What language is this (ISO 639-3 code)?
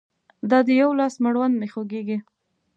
pus